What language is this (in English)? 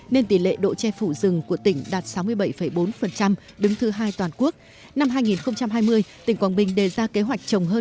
Vietnamese